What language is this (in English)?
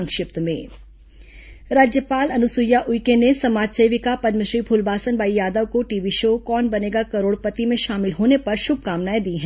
Hindi